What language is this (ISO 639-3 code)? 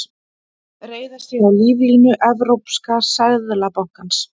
isl